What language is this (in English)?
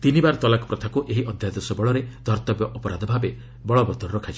Odia